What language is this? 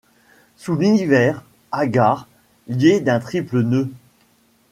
French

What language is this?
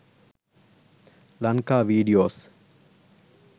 Sinhala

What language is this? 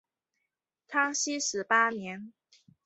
Chinese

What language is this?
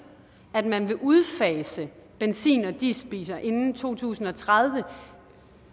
Danish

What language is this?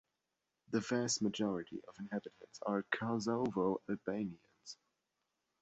English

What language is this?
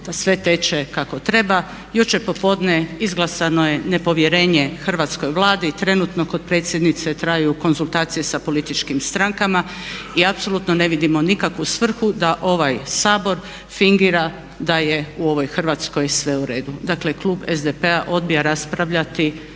Croatian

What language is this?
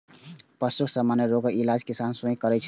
Maithili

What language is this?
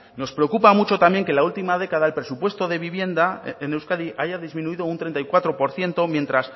Spanish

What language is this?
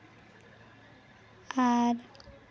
Santali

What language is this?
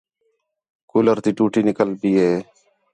Khetrani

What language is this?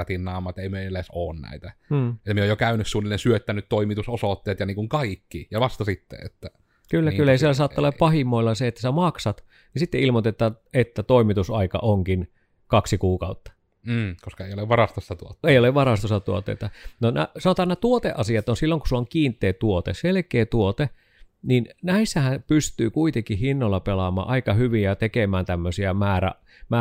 Finnish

